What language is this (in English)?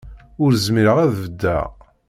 Kabyle